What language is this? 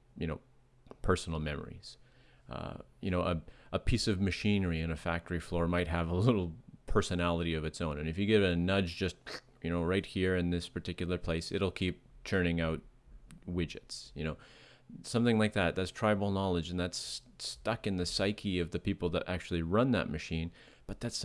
English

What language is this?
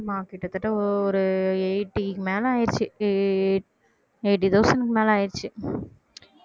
Tamil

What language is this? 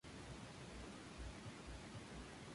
Spanish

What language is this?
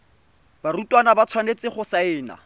Tswana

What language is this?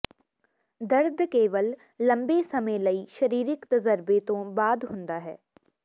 Punjabi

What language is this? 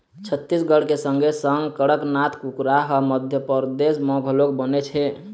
Chhattisgarhi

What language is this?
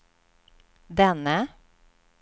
Swedish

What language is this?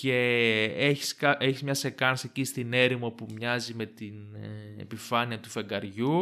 Greek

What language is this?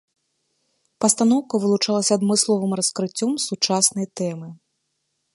Belarusian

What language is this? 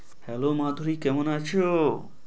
Bangla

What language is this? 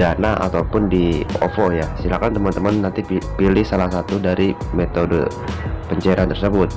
Indonesian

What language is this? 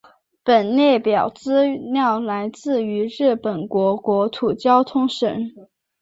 Chinese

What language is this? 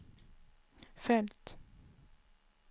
Swedish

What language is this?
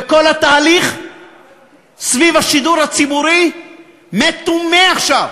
Hebrew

